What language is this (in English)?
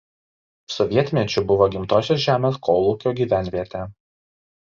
Lithuanian